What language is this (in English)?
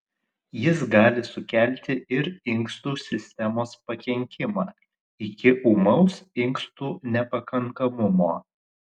Lithuanian